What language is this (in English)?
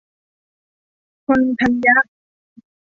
Thai